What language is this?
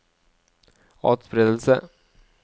Norwegian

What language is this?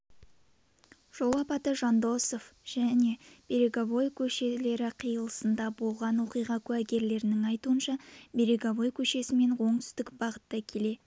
Kazakh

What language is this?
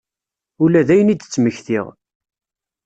Kabyle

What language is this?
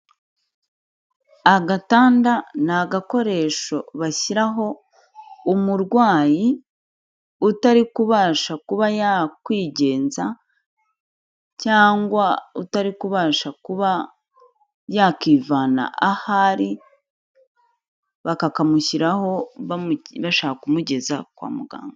Kinyarwanda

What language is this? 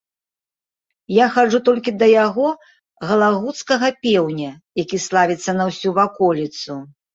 Belarusian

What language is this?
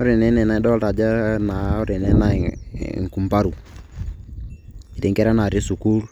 Masai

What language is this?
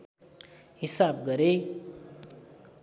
Nepali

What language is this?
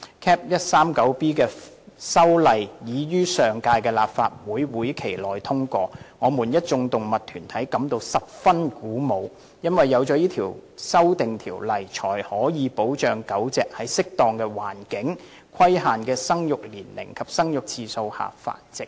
Cantonese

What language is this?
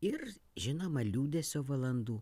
Lithuanian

